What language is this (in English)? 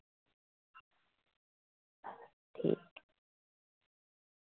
Dogri